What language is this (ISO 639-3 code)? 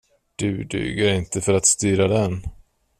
swe